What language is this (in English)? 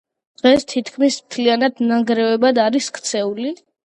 Georgian